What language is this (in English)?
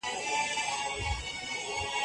Pashto